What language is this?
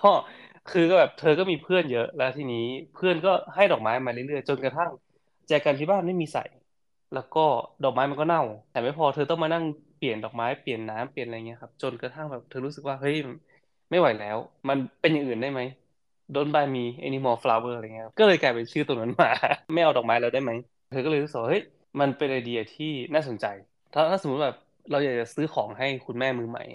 Thai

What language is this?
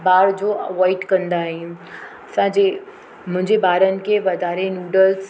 Sindhi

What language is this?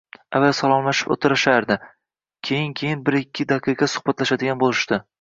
Uzbek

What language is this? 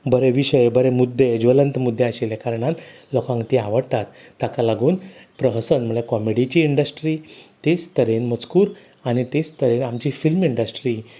Konkani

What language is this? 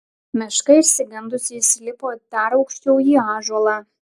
Lithuanian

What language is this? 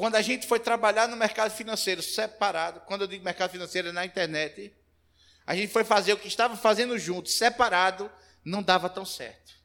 Portuguese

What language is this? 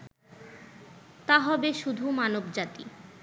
Bangla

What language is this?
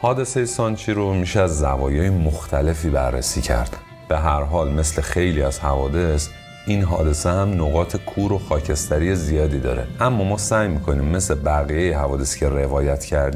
Persian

